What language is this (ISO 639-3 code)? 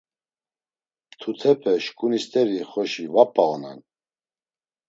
lzz